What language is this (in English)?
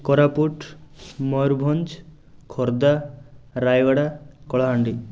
Odia